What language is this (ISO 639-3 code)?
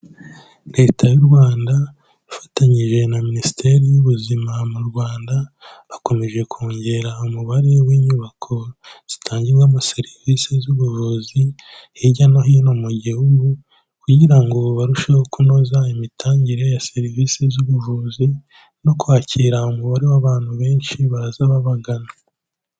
kin